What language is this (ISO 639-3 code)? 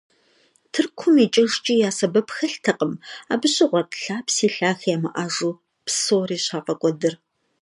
kbd